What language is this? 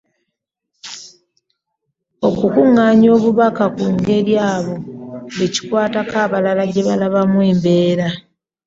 Ganda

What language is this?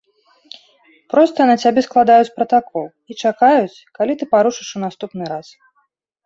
Belarusian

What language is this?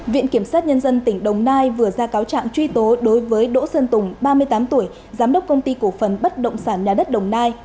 Vietnamese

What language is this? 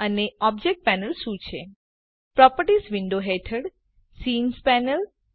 Gujarati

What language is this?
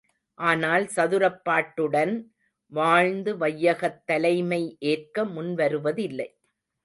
Tamil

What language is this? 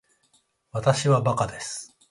Japanese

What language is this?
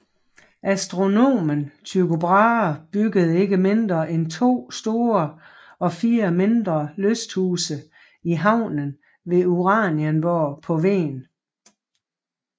Danish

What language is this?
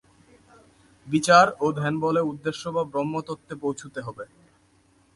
Bangla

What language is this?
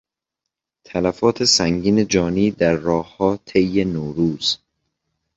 Persian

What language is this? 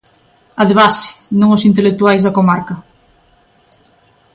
Galician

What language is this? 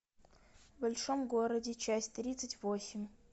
Russian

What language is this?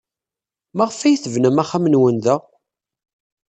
Kabyle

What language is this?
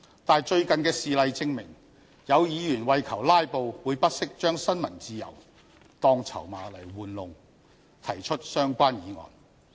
Cantonese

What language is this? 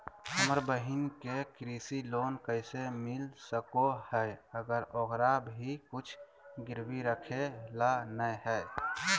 Magahi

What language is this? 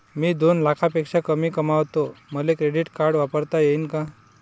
Marathi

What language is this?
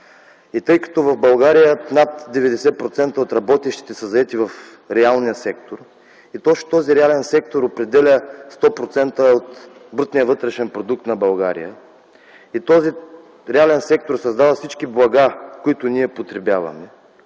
Bulgarian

